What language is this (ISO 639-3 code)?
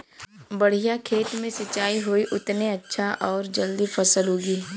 bho